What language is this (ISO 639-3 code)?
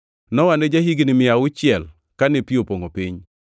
luo